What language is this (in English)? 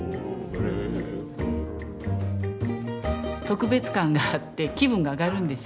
Japanese